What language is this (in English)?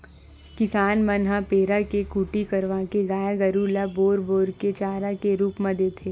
Chhattisgarhi